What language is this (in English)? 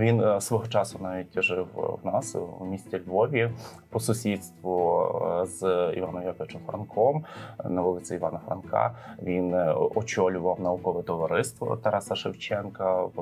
Ukrainian